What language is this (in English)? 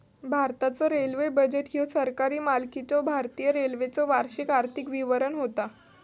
Marathi